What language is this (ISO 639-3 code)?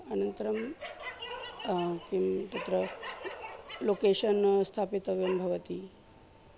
san